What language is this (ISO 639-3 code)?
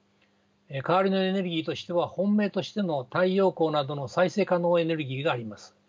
jpn